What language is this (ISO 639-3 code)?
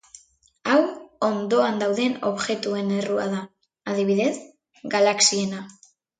eus